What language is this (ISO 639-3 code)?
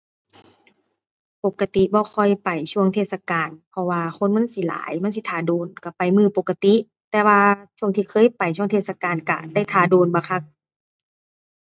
tha